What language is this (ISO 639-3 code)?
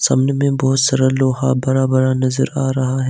hin